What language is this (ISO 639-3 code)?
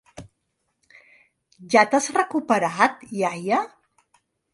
cat